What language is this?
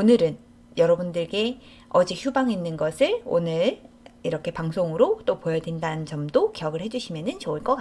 Korean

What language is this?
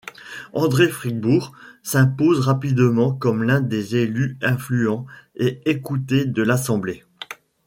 French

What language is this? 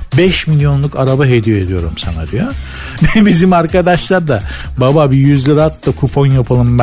Turkish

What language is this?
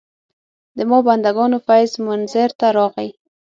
Pashto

